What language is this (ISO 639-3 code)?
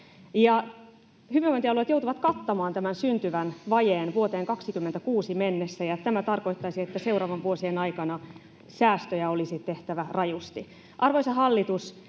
fin